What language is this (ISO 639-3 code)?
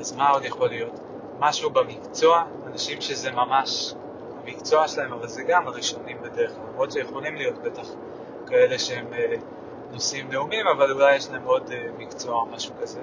heb